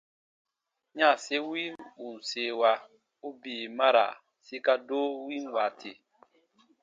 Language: Baatonum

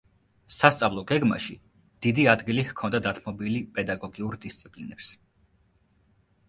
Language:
Georgian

